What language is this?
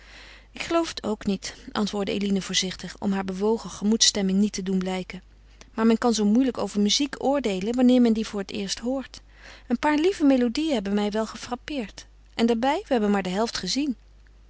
Dutch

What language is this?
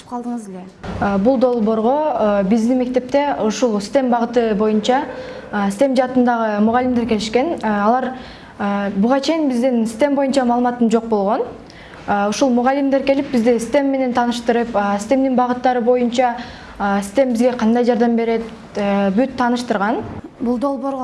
Turkish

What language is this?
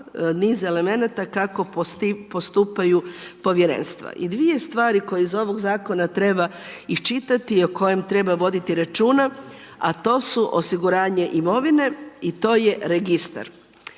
Croatian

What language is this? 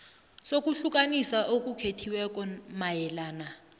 South Ndebele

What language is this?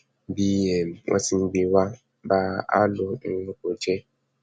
Yoruba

